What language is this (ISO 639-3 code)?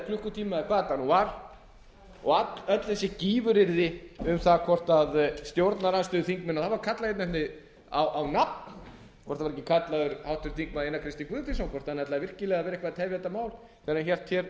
isl